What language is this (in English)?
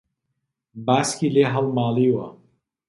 Central Kurdish